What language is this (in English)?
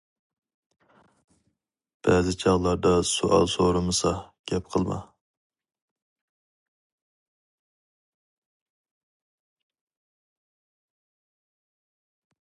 Uyghur